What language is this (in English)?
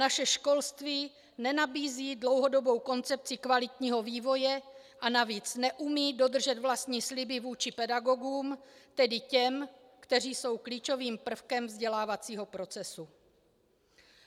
Czech